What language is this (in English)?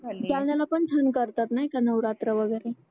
Marathi